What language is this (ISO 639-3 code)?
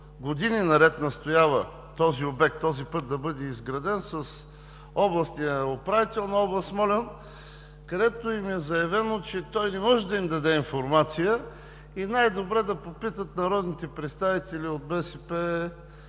bul